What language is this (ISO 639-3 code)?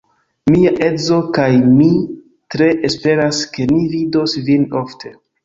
epo